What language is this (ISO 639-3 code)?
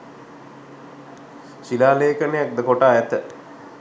sin